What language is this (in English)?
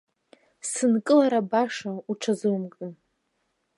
Abkhazian